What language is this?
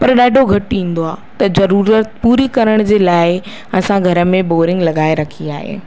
Sindhi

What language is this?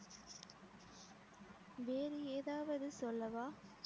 Tamil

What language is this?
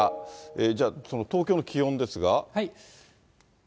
Japanese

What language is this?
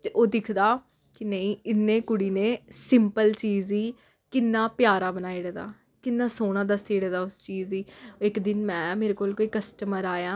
Dogri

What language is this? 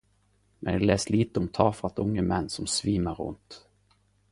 Norwegian Nynorsk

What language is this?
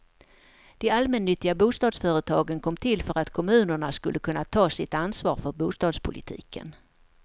Swedish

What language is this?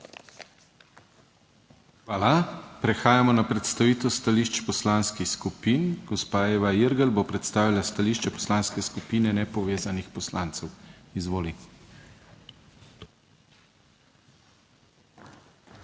Slovenian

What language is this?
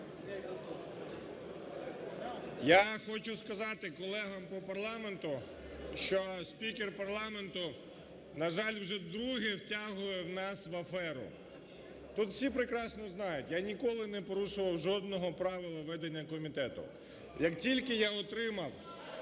Ukrainian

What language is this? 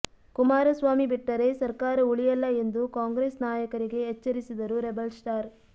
Kannada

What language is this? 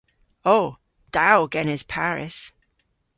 Cornish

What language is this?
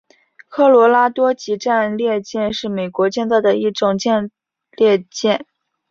Chinese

